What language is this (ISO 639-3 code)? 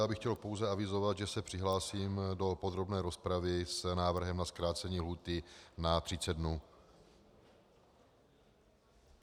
ces